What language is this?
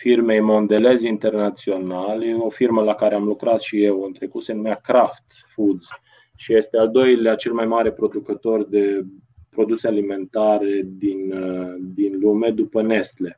Romanian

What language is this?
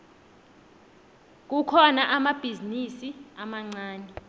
South Ndebele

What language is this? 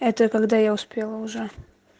Russian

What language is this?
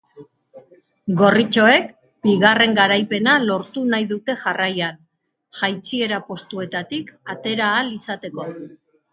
Basque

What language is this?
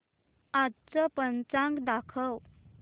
Marathi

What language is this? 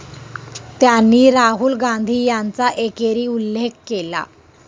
Marathi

